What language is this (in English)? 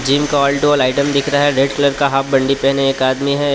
Hindi